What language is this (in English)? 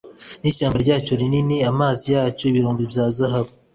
Kinyarwanda